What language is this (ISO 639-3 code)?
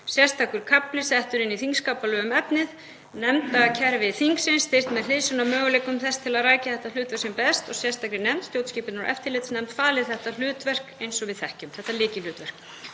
isl